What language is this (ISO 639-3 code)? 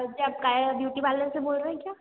hin